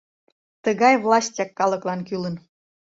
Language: Mari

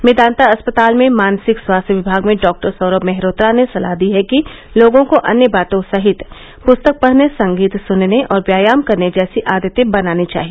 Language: Hindi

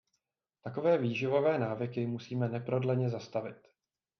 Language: Czech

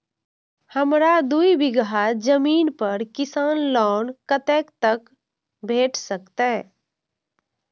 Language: Maithili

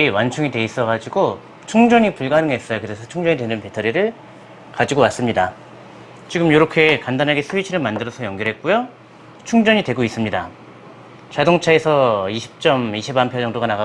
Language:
Korean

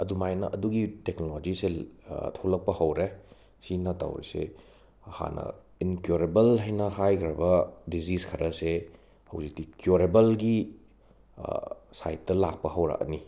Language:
Manipuri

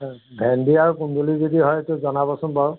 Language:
Assamese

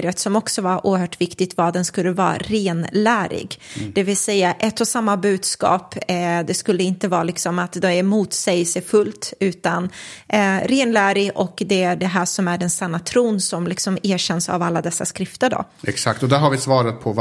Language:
Swedish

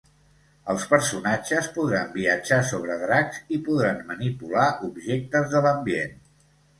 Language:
Catalan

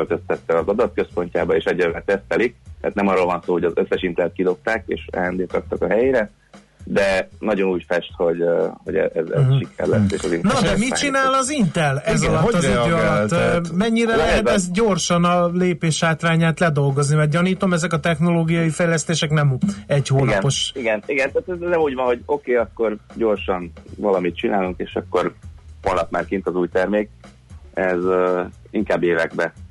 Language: Hungarian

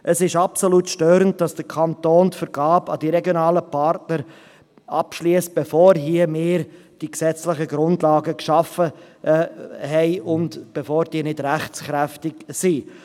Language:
Swiss German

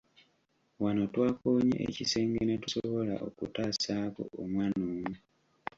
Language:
Ganda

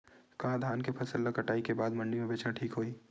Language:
Chhattisgarhi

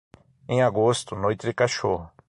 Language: Portuguese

